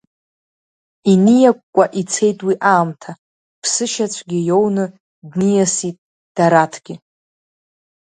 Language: Abkhazian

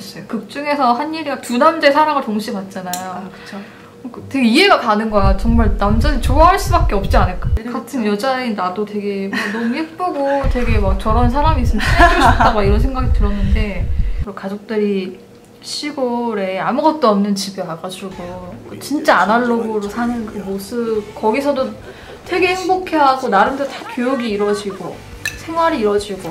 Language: Korean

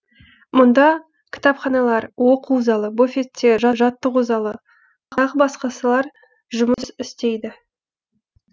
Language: Kazakh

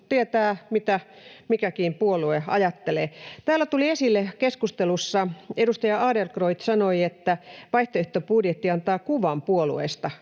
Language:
Finnish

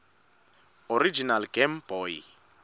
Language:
Swati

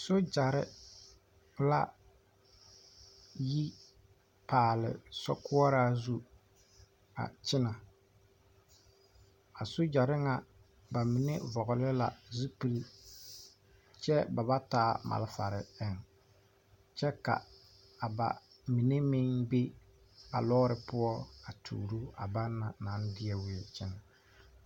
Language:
Southern Dagaare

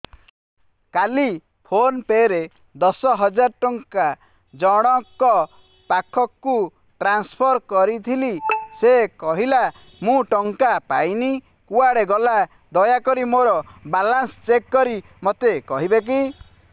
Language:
Odia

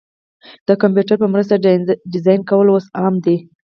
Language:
Pashto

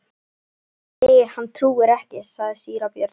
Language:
Icelandic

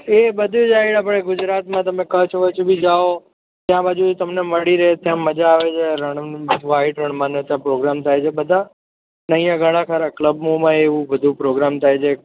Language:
Gujarati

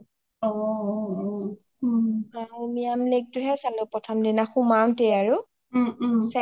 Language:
Assamese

